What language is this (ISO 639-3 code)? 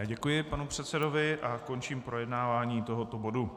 ces